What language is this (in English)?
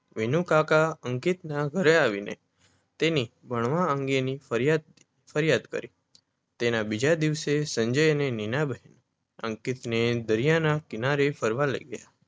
Gujarati